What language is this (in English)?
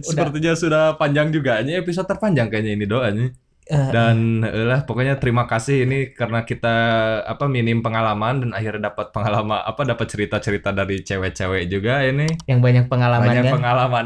Indonesian